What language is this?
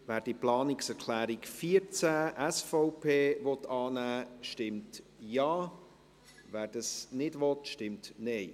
Swiss German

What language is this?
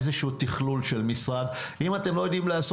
Hebrew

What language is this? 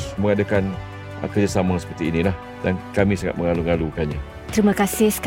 Malay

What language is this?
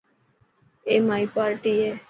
Dhatki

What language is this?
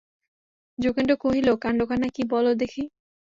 Bangla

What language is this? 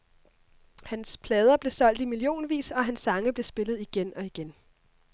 Danish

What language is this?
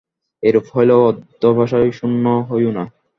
Bangla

